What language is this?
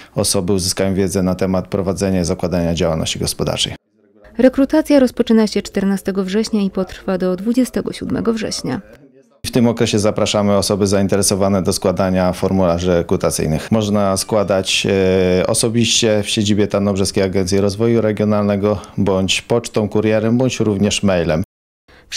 Polish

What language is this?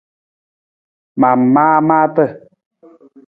Nawdm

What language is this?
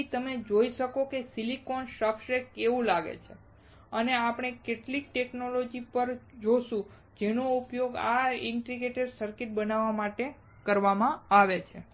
Gujarati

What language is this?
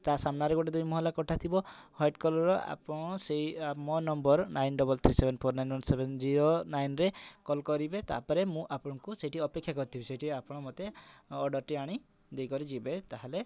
Odia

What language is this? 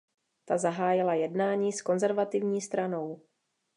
Czech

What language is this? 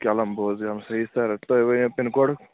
Kashmiri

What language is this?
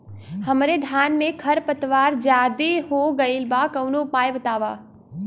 Bhojpuri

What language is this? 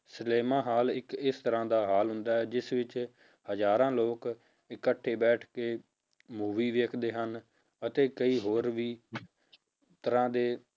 Punjabi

